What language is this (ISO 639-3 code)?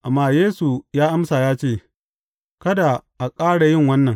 hau